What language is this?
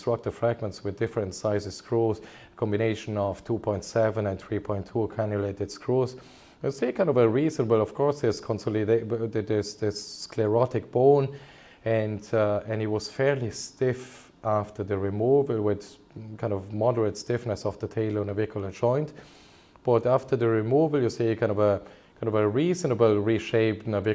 English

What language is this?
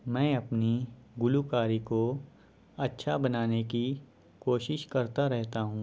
Urdu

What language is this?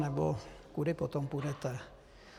Czech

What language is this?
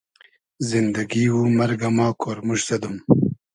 Hazaragi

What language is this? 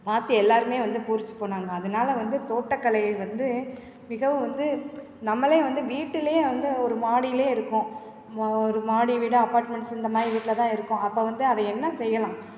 Tamil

